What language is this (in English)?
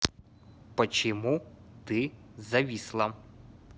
Russian